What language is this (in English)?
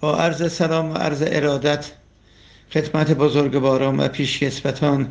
Persian